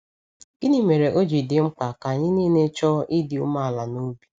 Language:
Igbo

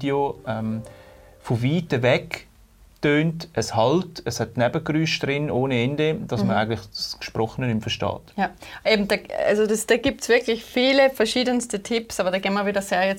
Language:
German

